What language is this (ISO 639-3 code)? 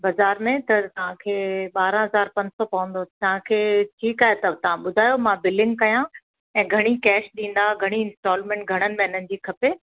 snd